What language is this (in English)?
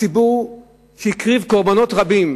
Hebrew